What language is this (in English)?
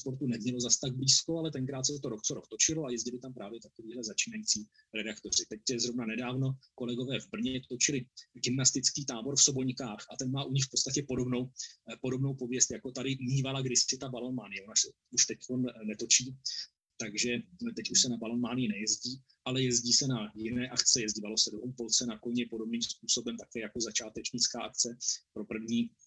Czech